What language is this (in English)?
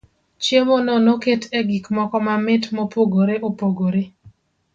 Luo (Kenya and Tanzania)